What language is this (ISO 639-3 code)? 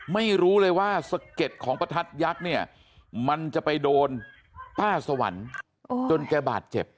tha